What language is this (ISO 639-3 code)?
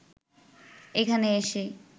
ben